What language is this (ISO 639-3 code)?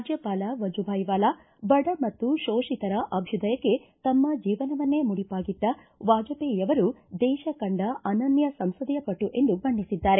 kan